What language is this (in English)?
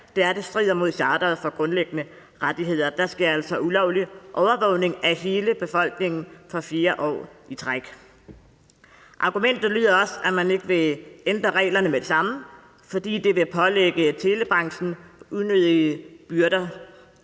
Danish